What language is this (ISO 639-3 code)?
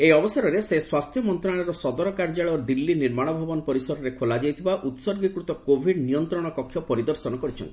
ori